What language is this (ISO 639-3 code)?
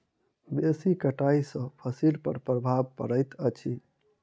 mai